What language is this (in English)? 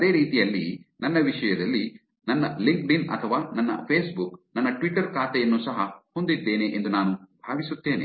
Kannada